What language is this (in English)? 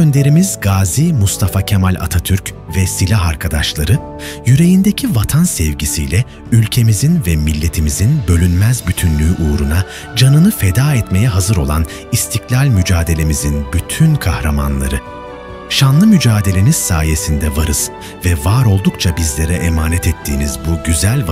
Turkish